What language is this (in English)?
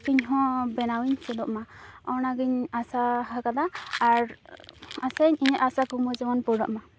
Santali